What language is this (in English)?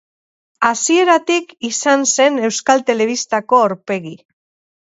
Basque